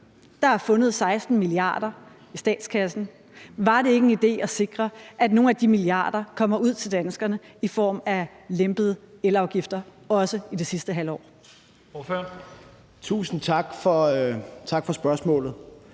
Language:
Danish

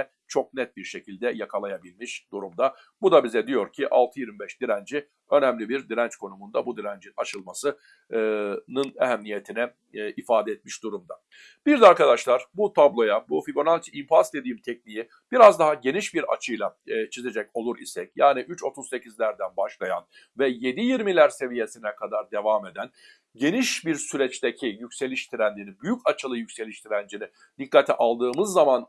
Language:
Turkish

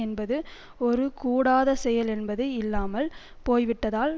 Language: Tamil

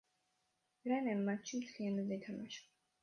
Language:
Georgian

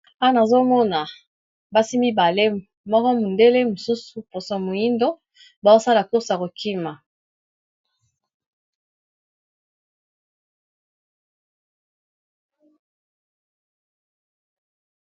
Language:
Lingala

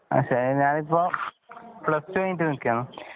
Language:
Malayalam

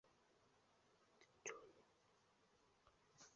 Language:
Chinese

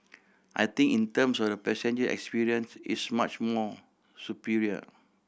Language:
English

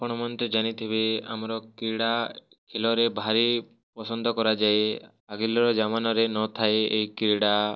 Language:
Odia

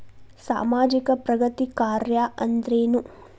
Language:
Kannada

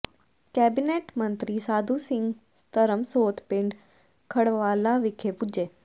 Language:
Punjabi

